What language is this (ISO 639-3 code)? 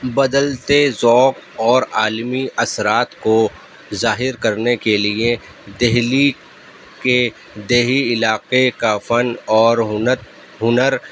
urd